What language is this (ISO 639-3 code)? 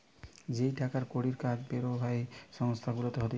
ben